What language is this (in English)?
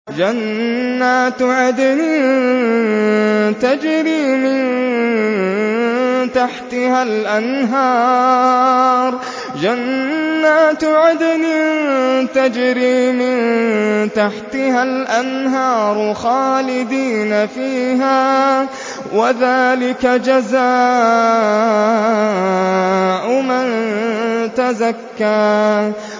Arabic